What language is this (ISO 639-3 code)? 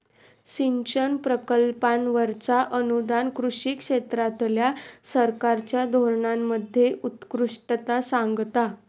mar